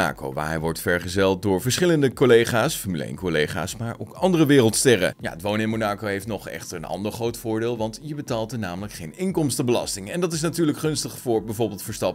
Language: Dutch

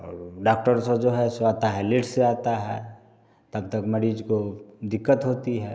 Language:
Hindi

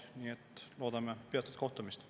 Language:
Estonian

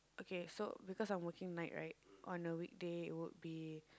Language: English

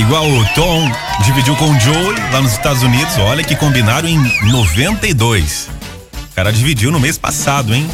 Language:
Portuguese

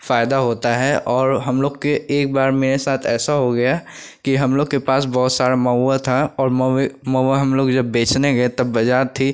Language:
Hindi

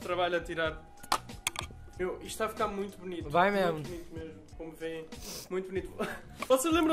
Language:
Portuguese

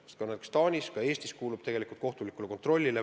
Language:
Estonian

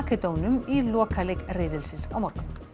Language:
Icelandic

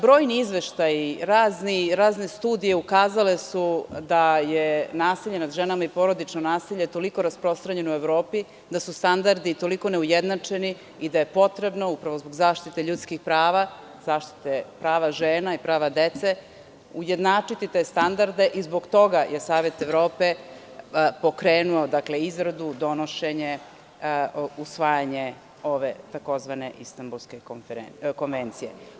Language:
Serbian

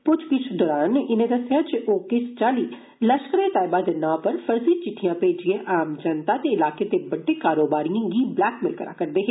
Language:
Dogri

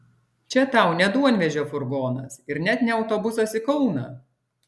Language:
Lithuanian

